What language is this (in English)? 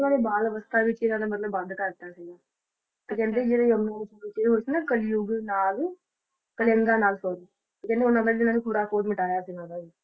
Punjabi